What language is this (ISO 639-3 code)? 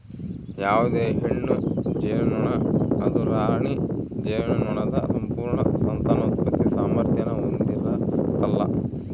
kan